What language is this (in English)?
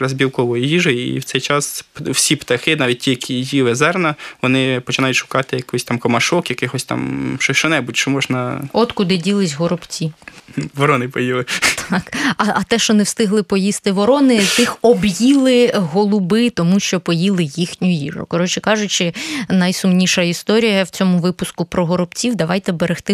Ukrainian